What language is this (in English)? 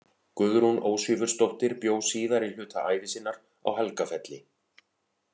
Icelandic